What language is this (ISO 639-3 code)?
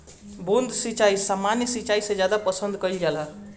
bho